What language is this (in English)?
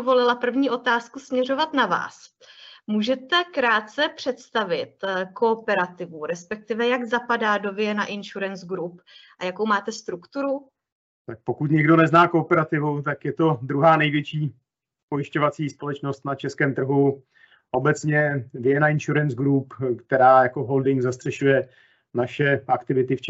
Czech